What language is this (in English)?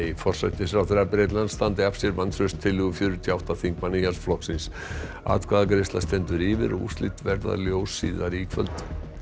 Icelandic